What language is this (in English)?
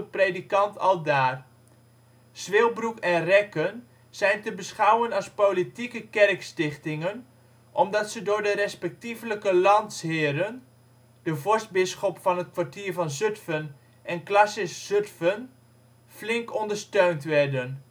Dutch